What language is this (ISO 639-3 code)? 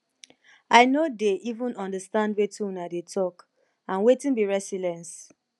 pcm